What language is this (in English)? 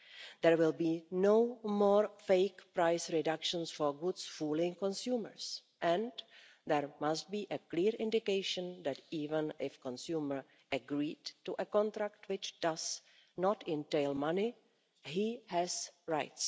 English